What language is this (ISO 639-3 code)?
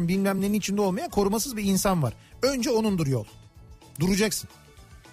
tur